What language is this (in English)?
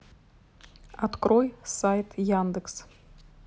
Russian